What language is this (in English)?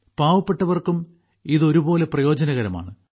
Malayalam